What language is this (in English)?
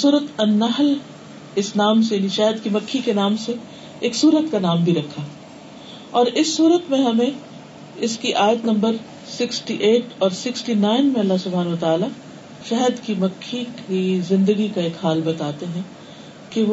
Urdu